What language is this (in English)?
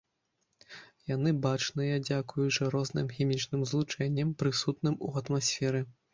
Belarusian